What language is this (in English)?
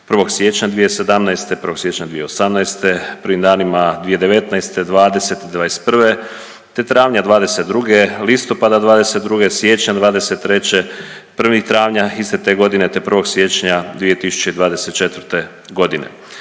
Croatian